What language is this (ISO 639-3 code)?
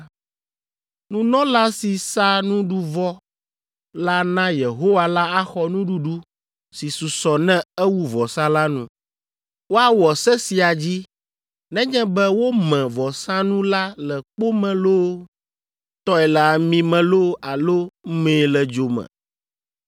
ewe